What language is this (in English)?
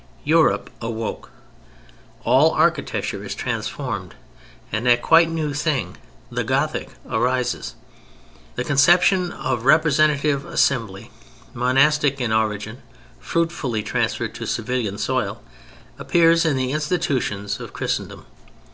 English